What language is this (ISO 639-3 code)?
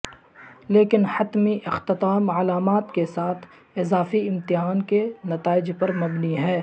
urd